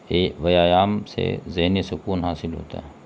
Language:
Urdu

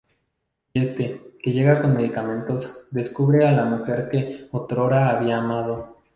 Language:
Spanish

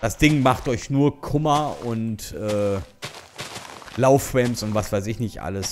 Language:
German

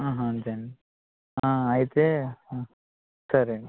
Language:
Telugu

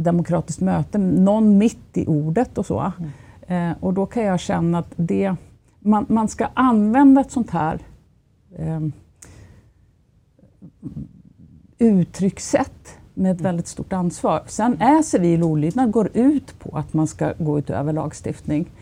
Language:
Swedish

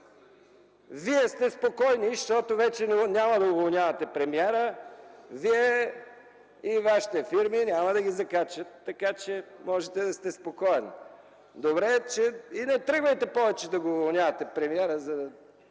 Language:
Bulgarian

